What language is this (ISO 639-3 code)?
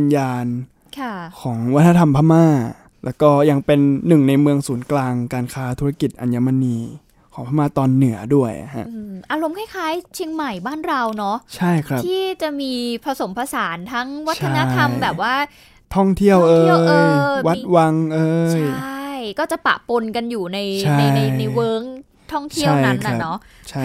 tha